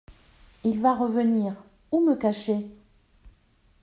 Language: French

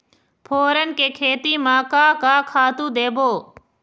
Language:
Chhattisgarhi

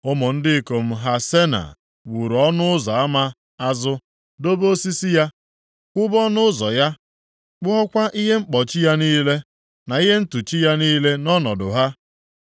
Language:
Igbo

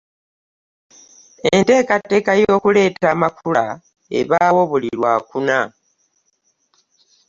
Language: Ganda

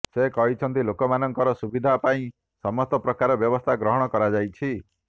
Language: Odia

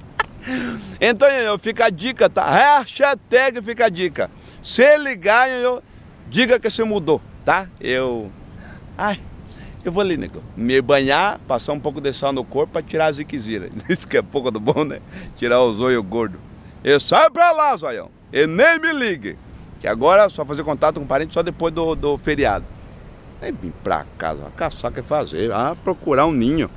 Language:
Portuguese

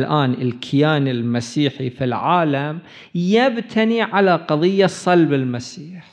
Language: Arabic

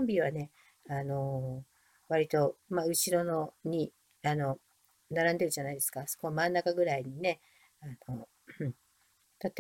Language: Japanese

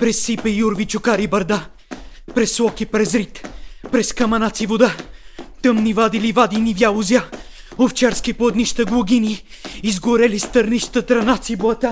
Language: Bulgarian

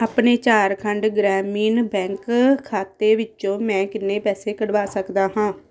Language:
Punjabi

